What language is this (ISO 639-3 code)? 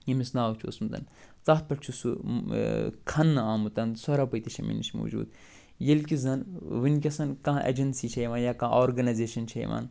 kas